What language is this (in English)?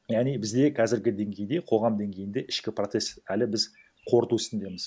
Kazakh